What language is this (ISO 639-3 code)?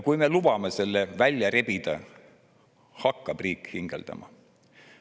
est